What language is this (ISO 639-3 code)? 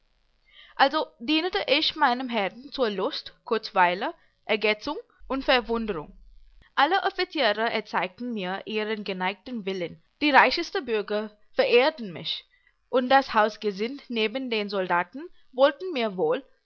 deu